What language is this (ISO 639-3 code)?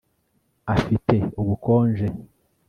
kin